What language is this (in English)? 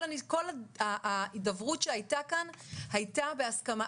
Hebrew